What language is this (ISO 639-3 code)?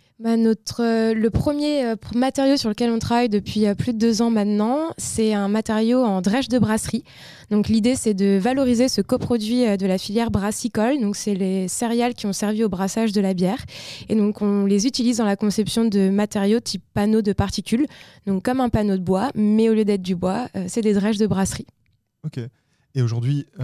fra